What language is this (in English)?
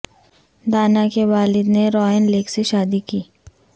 Urdu